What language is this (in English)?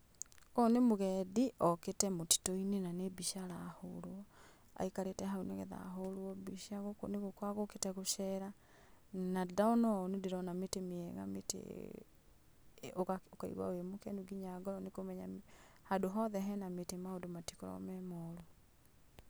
Kikuyu